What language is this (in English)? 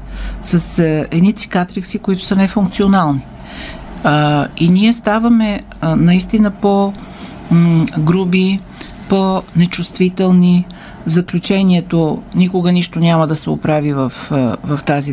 Bulgarian